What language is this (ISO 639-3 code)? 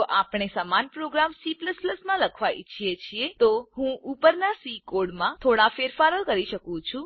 guj